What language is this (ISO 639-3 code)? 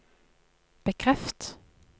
nor